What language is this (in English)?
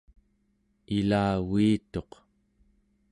Central Yupik